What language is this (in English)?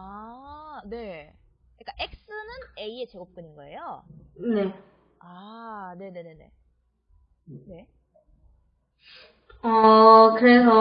Korean